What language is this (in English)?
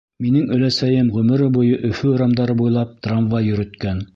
Bashkir